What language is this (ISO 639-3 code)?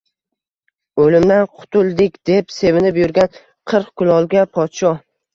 uzb